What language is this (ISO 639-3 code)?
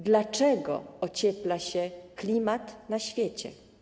pol